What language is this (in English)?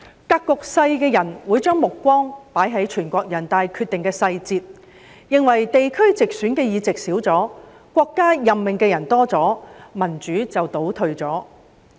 Cantonese